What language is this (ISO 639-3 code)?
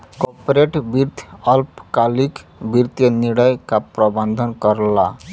bho